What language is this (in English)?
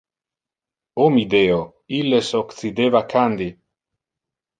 Interlingua